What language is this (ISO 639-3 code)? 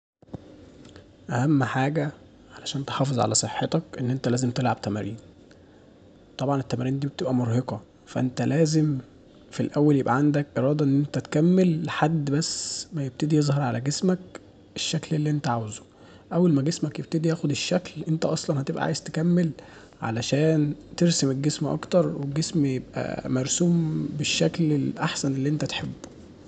arz